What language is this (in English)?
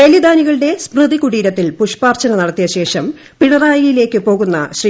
Malayalam